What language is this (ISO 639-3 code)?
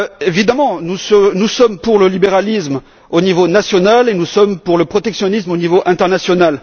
fra